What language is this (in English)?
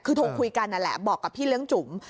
Thai